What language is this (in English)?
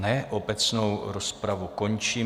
Czech